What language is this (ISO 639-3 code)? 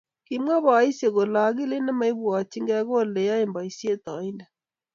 kln